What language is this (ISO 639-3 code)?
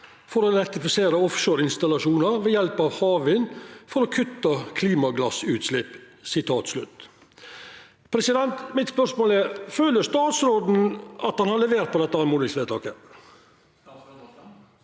nor